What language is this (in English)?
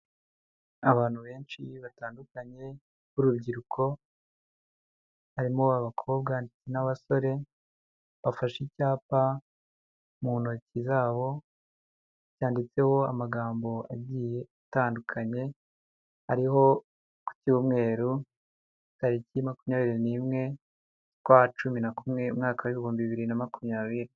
Kinyarwanda